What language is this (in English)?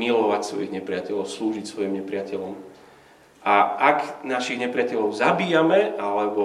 Slovak